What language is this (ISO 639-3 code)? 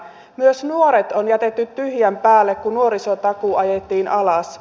fin